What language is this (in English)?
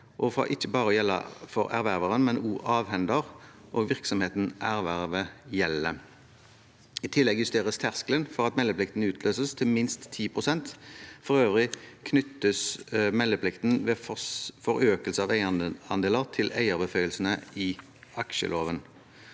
Norwegian